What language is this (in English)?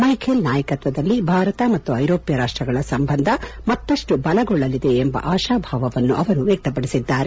Kannada